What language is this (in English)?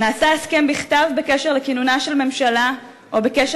Hebrew